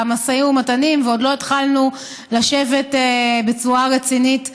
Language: Hebrew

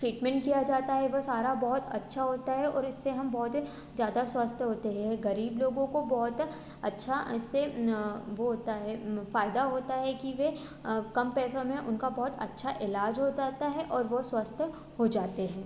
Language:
Hindi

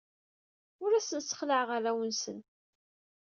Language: Kabyle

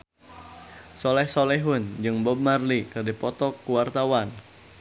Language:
Sundanese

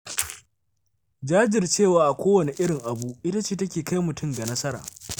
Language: Hausa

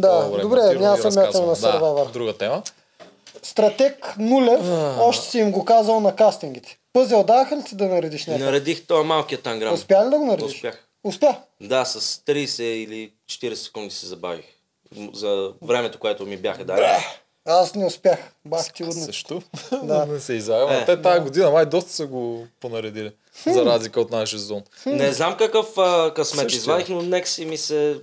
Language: Bulgarian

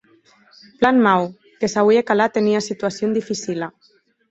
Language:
Occitan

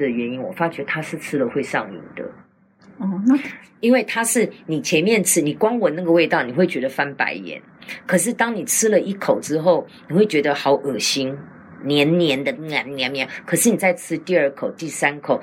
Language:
Chinese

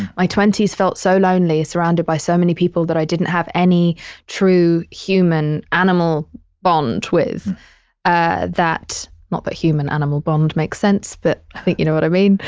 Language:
English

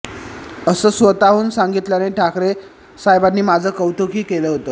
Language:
Marathi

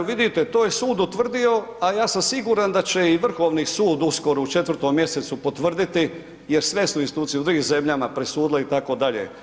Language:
Croatian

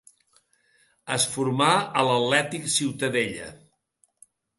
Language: Catalan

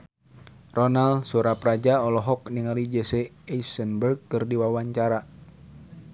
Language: Sundanese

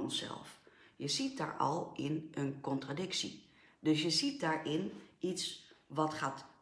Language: Dutch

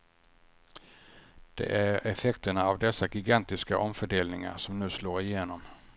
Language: Swedish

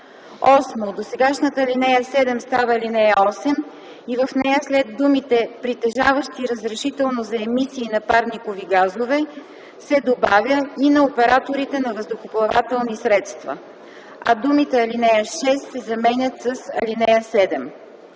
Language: Bulgarian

